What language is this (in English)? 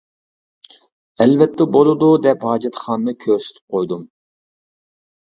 Uyghur